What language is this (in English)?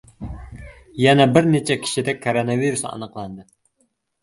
Uzbek